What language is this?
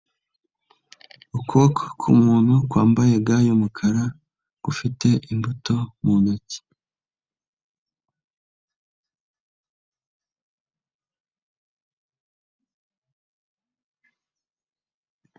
Kinyarwanda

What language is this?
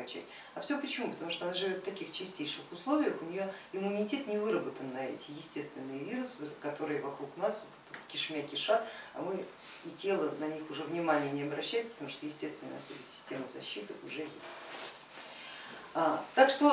Russian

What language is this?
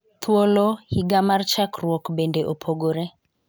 Luo (Kenya and Tanzania)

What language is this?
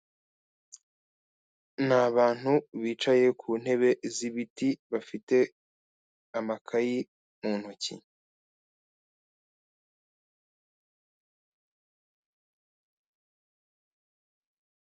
Kinyarwanda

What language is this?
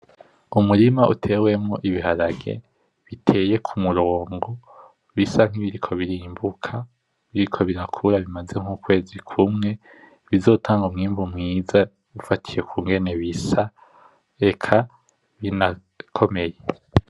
Rundi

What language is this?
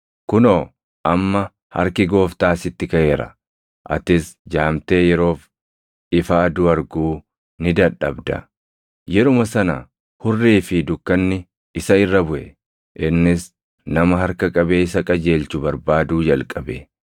Oromo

